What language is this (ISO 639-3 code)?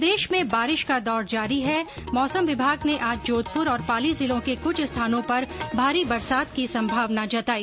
hin